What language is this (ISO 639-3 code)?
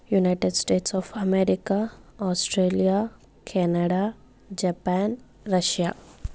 tel